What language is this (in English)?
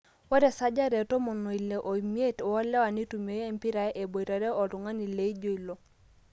Masai